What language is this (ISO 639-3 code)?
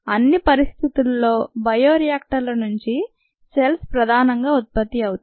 tel